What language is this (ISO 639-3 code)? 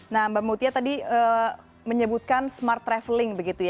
ind